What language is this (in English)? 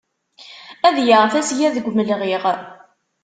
Kabyle